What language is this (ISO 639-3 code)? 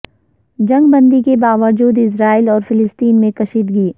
urd